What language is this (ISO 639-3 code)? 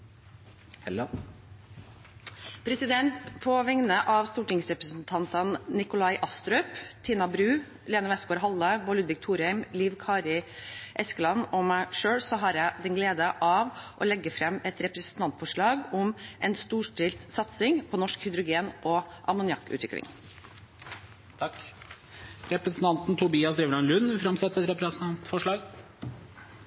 nor